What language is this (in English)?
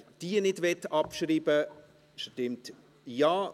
Swiss German